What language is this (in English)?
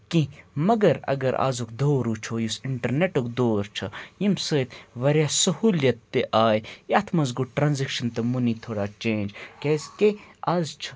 Kashmiri